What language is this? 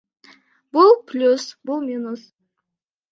Kyrgyz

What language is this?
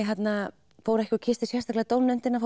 Icelandic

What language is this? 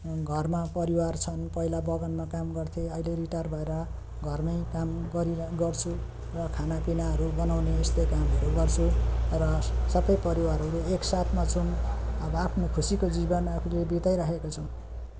Nepali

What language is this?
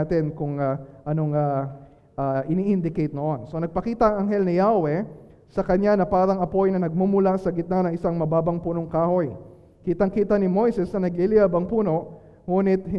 Filipino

